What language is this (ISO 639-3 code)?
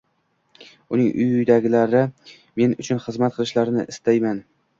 uzb